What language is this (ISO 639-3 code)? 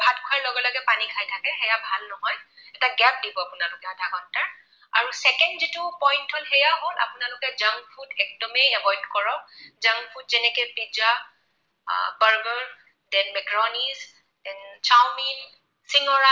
asm